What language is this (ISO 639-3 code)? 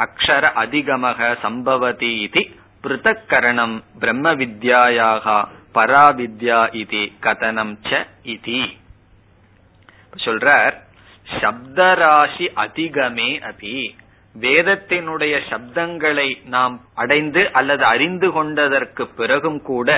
tam